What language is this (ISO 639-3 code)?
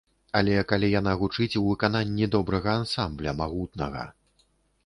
bel